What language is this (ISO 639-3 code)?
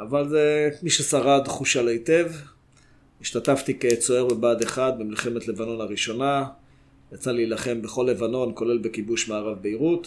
heb